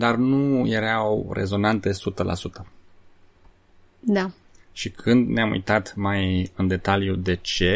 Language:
Romanian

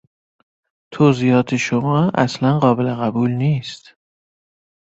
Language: Persian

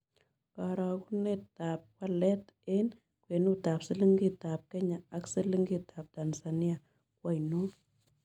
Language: Kalenjin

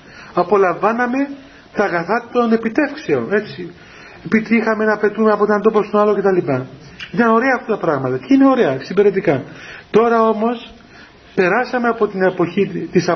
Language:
Greek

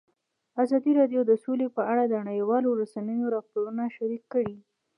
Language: Pashto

